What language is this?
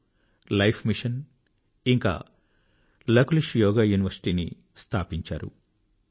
Telugu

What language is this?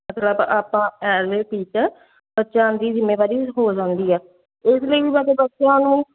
Punjabi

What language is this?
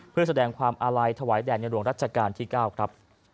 Thai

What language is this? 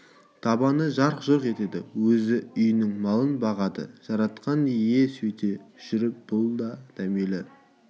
Kazakh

